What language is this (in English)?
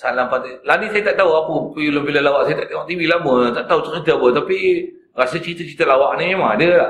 Malay